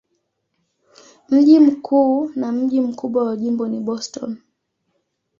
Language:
Swahili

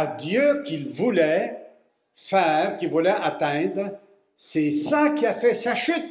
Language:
French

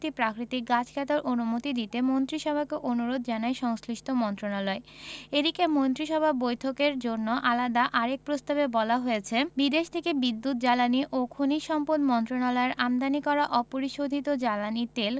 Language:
Bangla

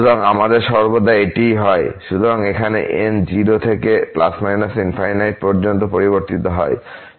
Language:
Bangla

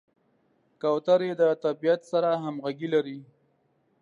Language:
Pashto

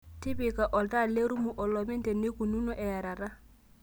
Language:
Masai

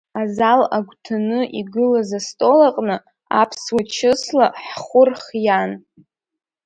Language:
Abkhazian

